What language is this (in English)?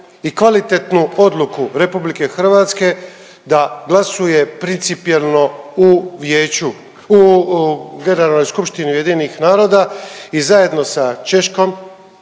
Croatian